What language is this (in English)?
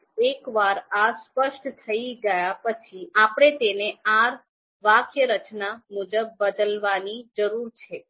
Gujarati